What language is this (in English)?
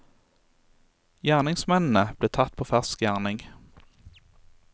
Norwegian